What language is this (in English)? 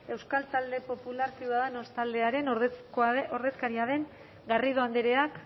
Basque